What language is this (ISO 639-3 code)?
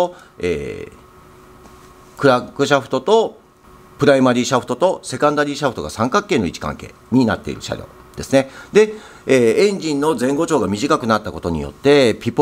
jpn